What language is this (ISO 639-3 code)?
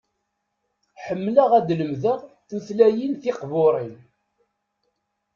kab